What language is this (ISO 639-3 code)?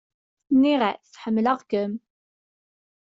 kab